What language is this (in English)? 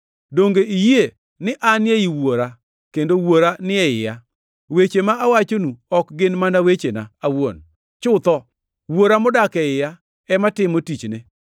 Luo (Kenya and Tanzania)